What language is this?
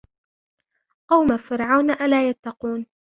Arabic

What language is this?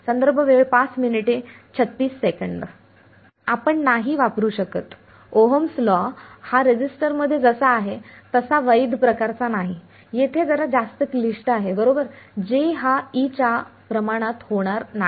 Marathi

